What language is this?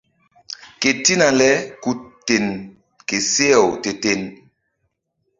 Mbum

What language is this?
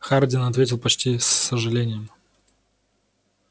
Russian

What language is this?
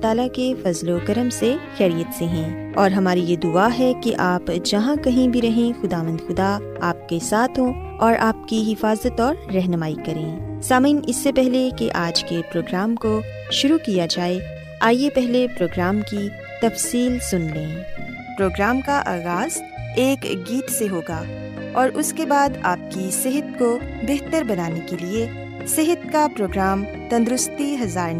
Urdu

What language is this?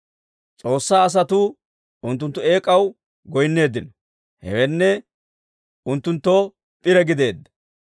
Dawro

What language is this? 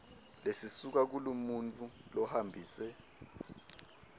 Swati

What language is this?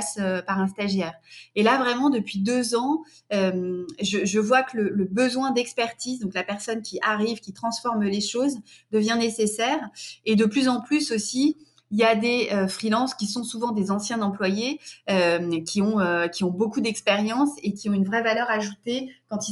French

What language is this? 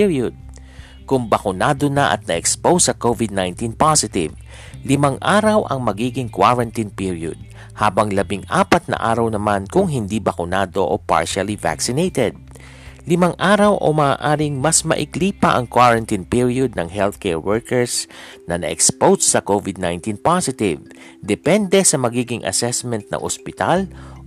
Filipino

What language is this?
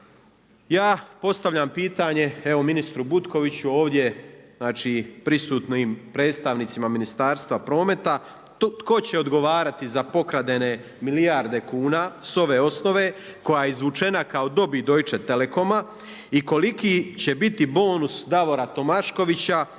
Croatian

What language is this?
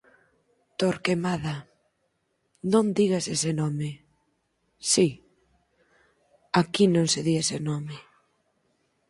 Galician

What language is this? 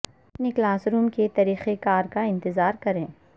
Urdu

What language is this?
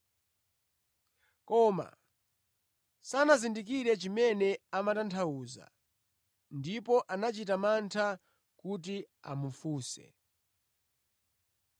Nyanja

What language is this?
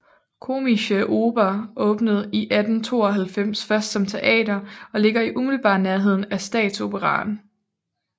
Danish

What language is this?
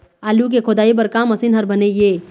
Chhattisgarhi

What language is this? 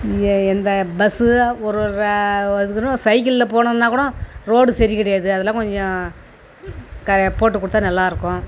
Tamil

